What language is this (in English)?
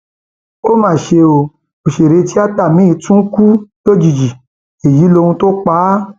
Yoruba